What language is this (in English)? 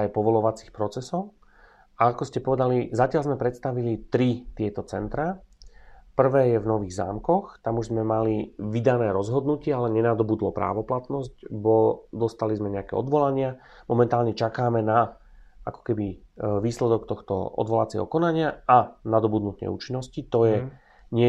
Slovak